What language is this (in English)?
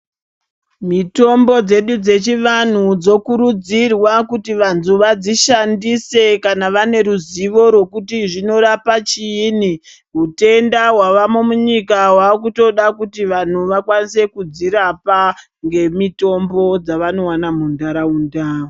Ndau